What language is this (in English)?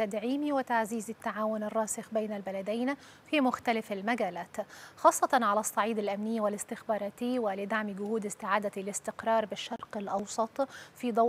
Arabic